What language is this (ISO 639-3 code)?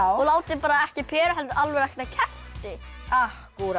isl